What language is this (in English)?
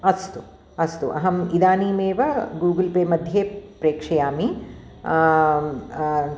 Sanskrit